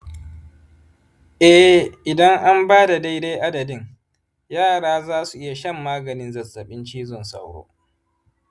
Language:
Hausa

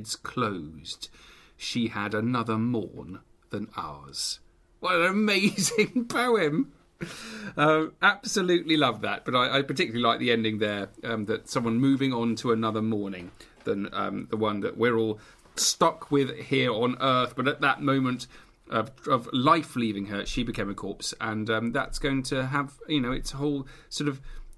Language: English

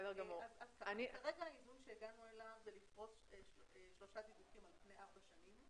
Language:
Hebrew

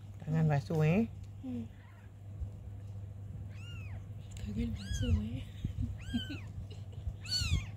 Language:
Malay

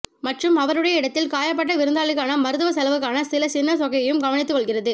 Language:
Tamil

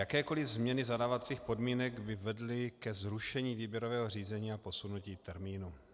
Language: Czech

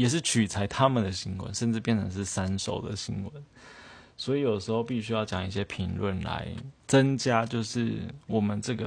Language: Chinese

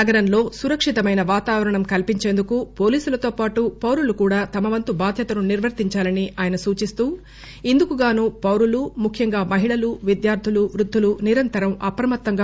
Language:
Telugu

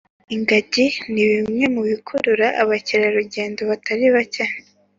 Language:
Kinyarwanda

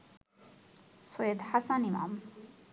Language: Bangla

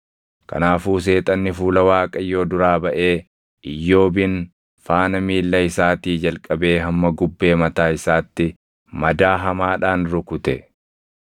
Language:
Oromo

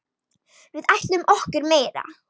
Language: Icelandic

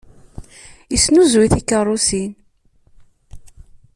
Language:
Kabyle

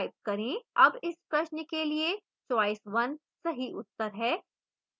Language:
Hindi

